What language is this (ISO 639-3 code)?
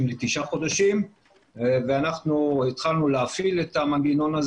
heb